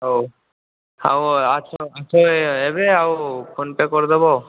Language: Odia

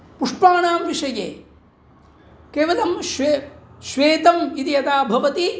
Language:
Sanskrit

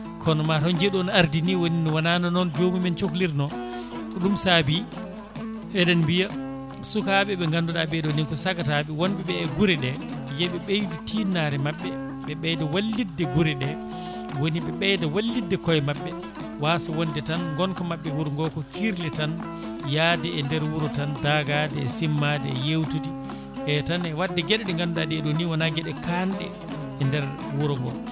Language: Fula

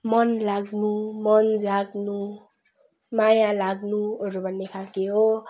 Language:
Nepali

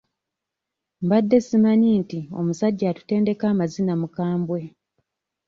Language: Ganda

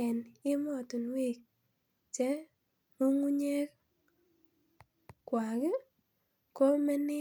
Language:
Kalenjin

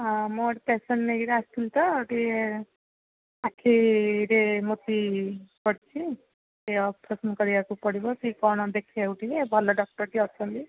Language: Odia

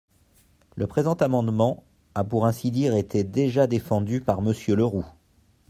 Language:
French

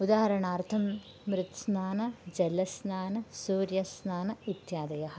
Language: Sanskrit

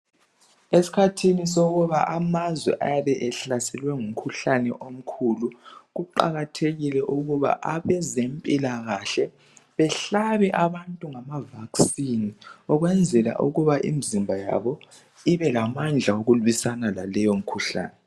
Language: North Ndebele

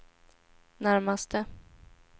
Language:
Swedish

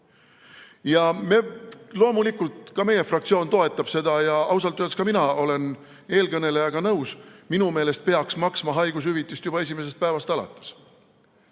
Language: Estonian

